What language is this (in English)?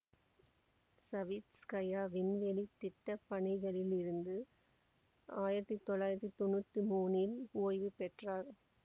Tamil